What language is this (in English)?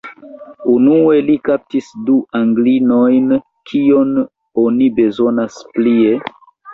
Esperanto